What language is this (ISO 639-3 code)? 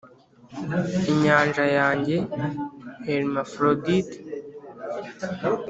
kin